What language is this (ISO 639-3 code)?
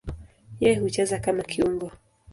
swa